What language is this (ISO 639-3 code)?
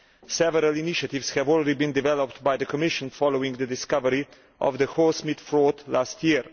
eng